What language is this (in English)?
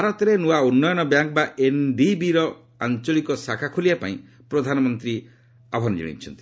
Odia